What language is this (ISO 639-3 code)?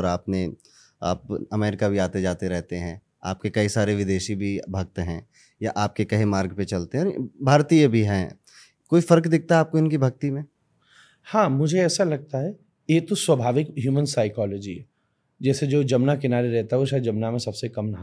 hin